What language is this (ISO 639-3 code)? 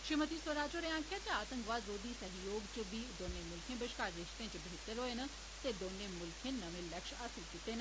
doi